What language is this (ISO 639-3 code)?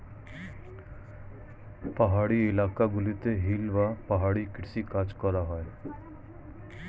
ben